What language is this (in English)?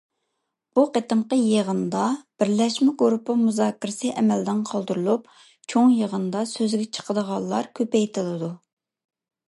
Uyghur